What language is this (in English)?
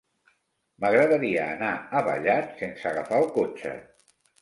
Catalan